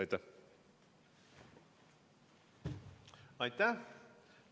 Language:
Estonian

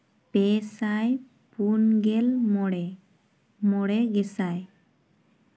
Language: Santali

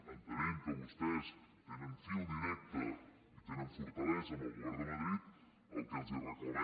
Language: Catalan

